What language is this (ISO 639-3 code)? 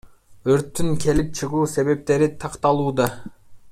kir